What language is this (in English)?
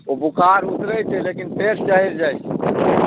Maithili